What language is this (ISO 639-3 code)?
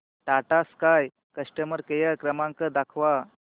mar